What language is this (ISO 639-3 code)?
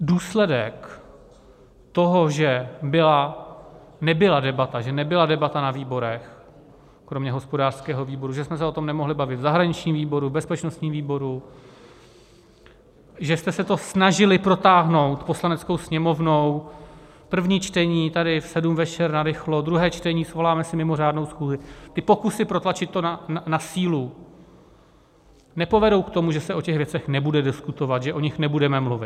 ces